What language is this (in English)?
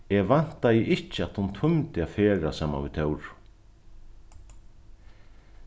Faroese